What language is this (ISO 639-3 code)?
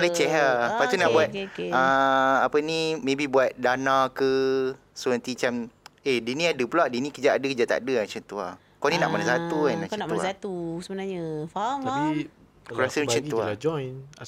msa